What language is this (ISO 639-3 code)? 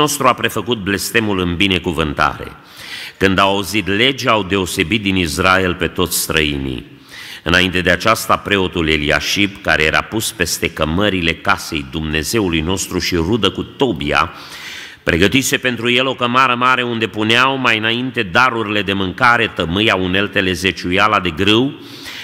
ron